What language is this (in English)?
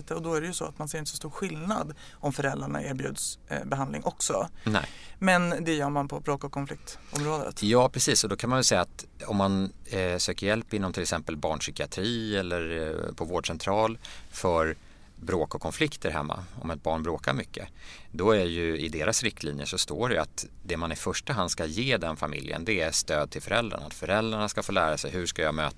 Swedish